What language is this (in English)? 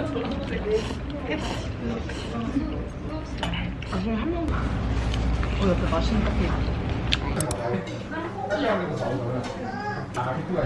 Korean